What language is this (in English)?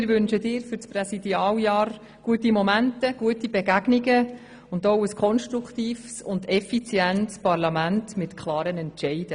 Swiss German